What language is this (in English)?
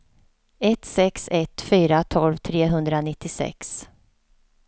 Swedish